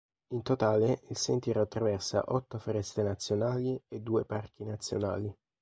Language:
Italian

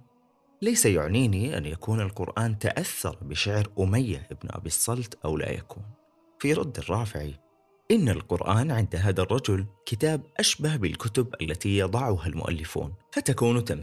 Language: Arabic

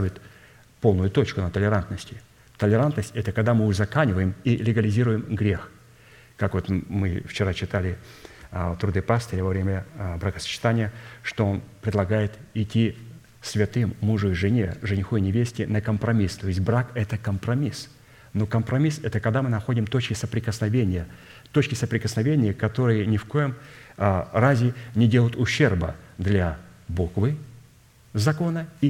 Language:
Russian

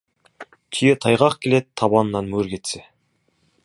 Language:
Kazakh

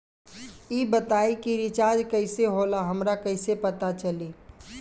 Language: Bhojpuri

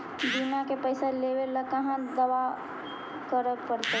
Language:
Magahi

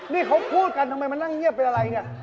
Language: Thai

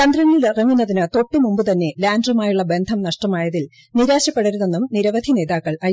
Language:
Malayalam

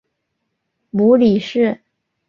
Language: Chinese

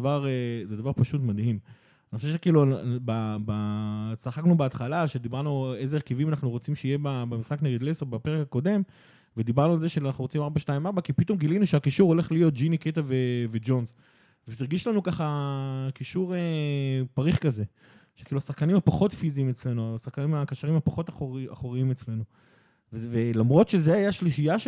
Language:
Hebrew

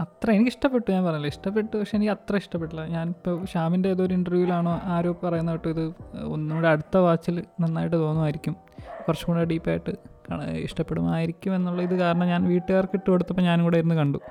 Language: Malayalam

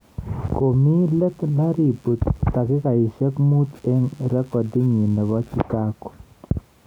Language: Kalenjin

